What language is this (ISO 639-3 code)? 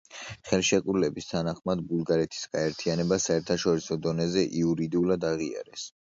kat